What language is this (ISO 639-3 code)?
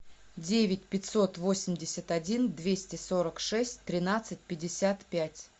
rus